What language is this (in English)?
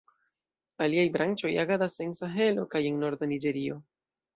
Esperanto